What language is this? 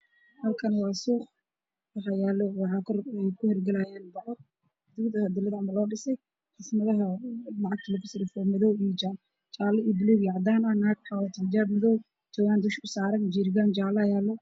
Somali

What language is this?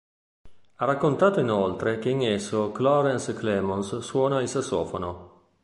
Italian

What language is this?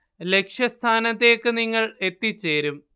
Malayalam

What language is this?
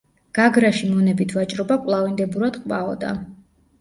Georgian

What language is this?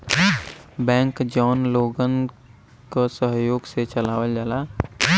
Bhojpuri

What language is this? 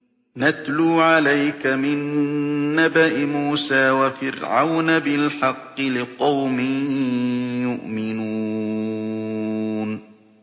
Arabic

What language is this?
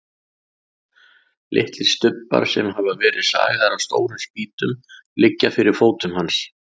Icelandic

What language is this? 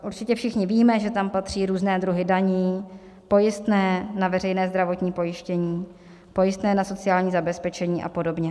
Czech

